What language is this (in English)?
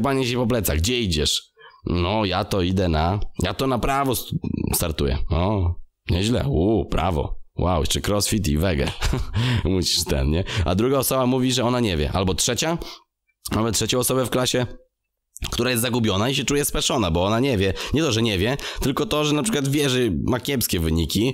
Polish